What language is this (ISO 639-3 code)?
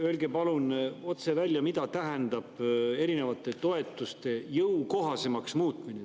est